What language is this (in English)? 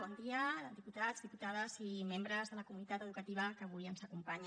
Catalan